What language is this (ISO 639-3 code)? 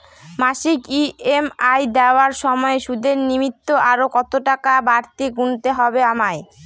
ben